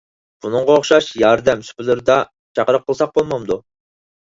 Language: Uyghur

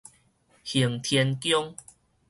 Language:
Min Nan Chinese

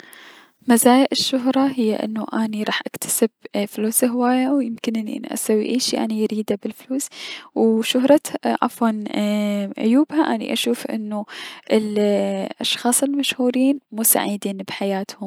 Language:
Mesopotamian Arabic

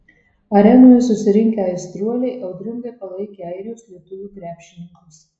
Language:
Lithuanian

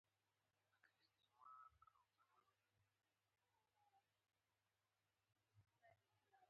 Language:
Pashto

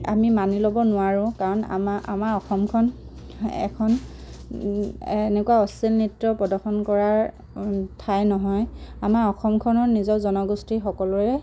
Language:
Assamese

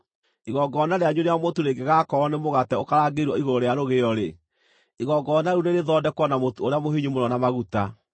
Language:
Kikuyu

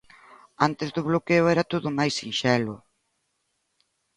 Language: Galician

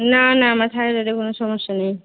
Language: Bangla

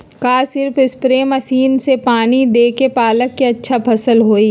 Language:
Magahi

